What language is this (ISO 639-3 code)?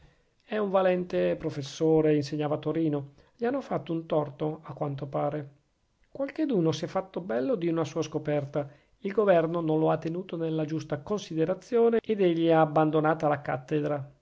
ita